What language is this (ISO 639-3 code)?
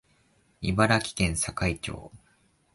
jpn